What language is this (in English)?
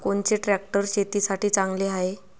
Marathi